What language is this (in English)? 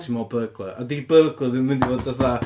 Welsh